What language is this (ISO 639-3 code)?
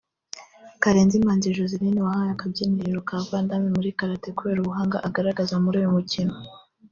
kin